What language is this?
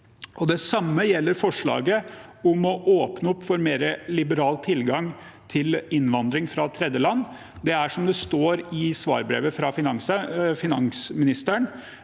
Norwegian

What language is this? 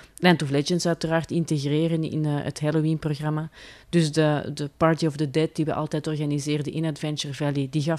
Dutch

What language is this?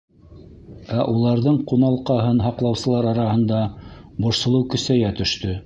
Bashkir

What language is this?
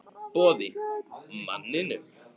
Icelandic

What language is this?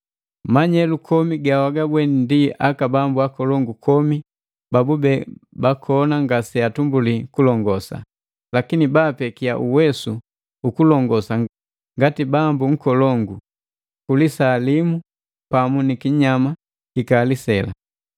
Matengo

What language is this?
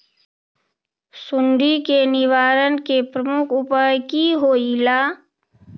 Magahi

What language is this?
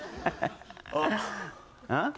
Japanese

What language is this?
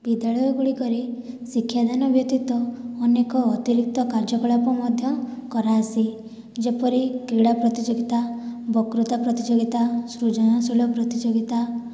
Odia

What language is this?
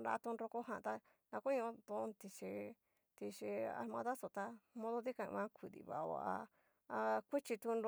Cacaloxtepec Mixtec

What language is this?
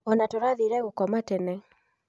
Kikuyu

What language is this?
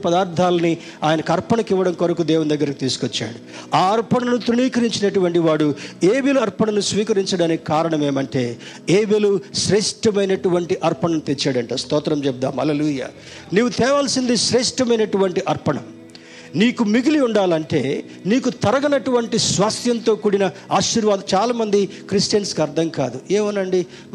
Telugu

